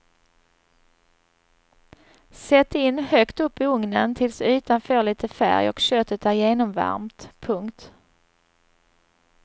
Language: Swedish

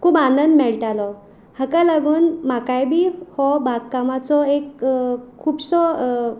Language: Konkani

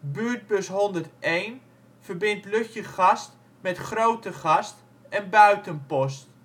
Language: Dutch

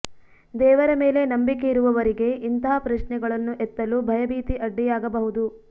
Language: Kannada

